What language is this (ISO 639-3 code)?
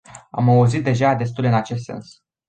ron